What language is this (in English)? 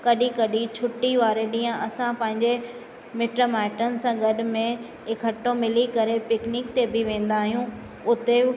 Sindhi